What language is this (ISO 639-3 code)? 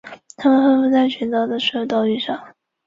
zho